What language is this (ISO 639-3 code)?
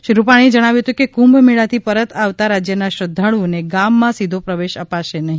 guj